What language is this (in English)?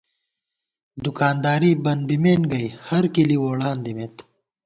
Gawar-Bati